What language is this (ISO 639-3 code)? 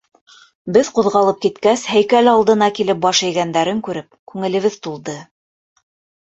bak